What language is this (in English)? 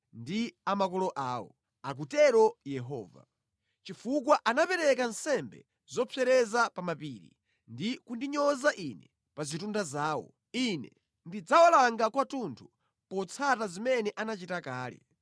Nyanja